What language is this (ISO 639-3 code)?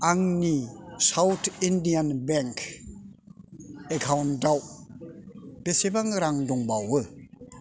brx